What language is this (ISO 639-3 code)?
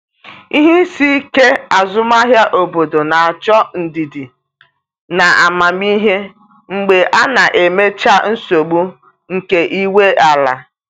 ibo